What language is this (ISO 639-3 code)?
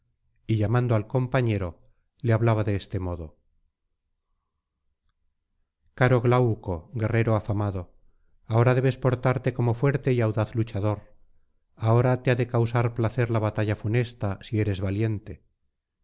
spa